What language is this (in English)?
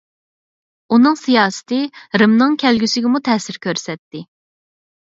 Uyghur